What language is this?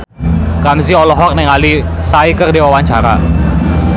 Sundanese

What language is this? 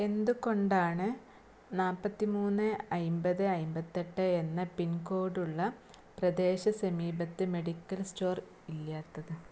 Malayalam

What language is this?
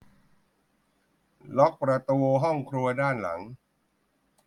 Thai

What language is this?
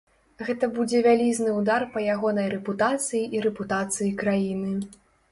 Belarusian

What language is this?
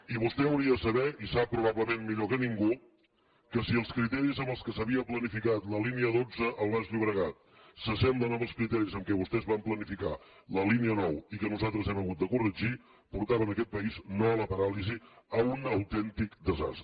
Catalan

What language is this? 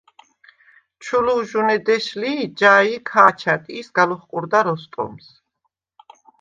Svan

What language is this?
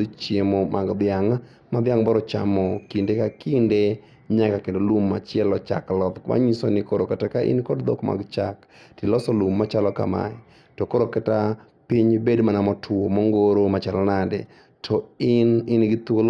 Luo (Kenya and Tanzania)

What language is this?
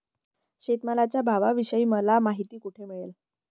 Marathi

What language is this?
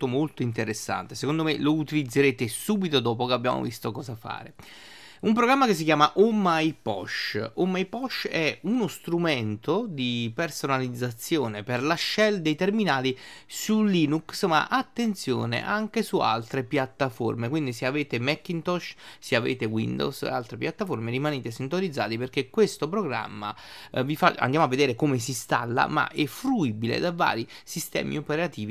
Italian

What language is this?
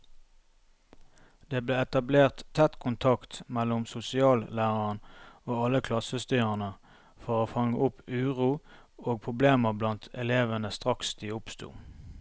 Norwegian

